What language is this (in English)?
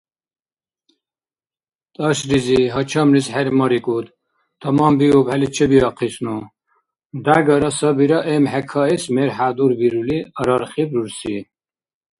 Dargwa